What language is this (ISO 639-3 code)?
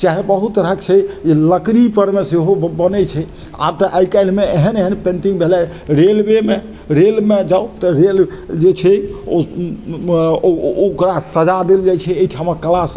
mai